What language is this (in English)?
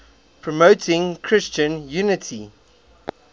English